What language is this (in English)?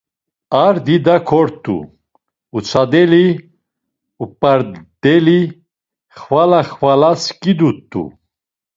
Laz